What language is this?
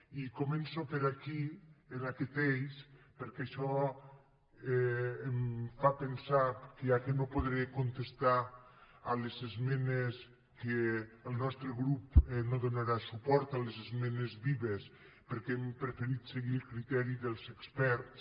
Catalan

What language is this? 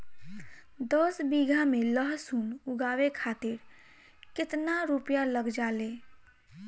Bhojpuri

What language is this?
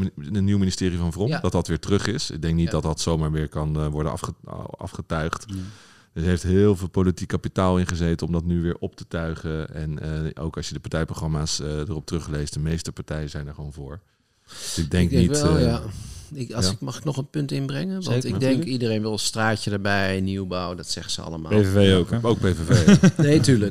Dutch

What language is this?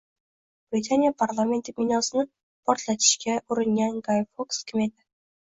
Uzbek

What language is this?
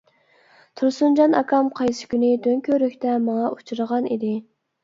Uyghur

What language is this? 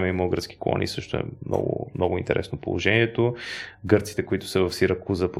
Bulgarian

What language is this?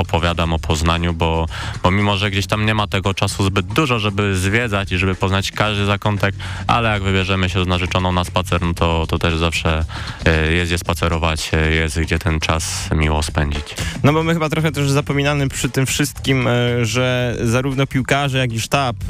Polish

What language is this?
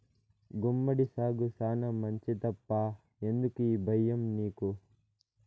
Telugu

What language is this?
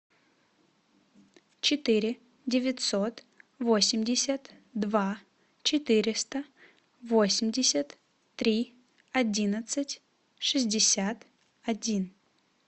Russian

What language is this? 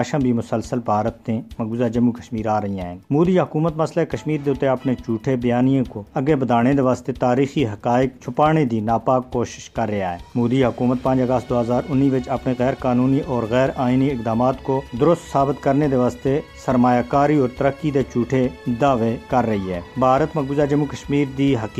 Urdu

